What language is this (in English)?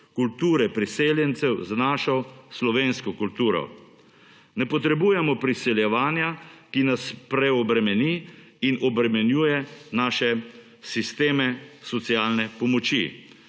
Slovenian